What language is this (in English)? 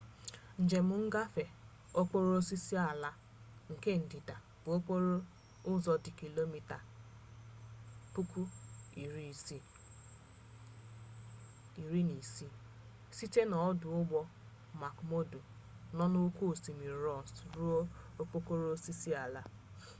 Igbo